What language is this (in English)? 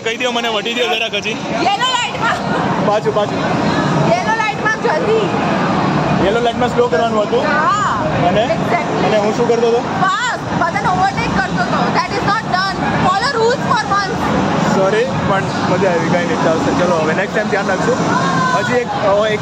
Hindi